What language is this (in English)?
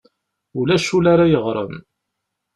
Kabyle